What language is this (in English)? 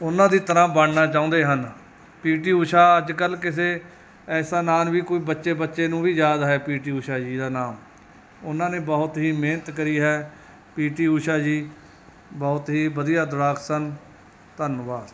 Punjabi